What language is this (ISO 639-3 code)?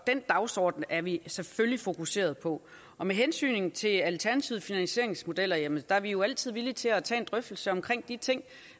dan